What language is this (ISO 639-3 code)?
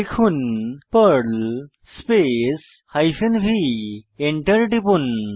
ben